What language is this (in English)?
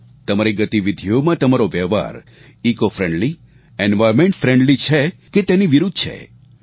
Gujarati